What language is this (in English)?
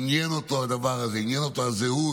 Hebrew